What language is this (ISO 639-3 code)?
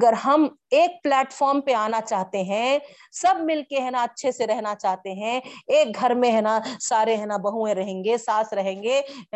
urd